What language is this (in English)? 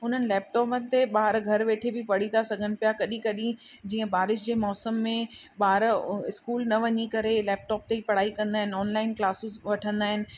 Sindhi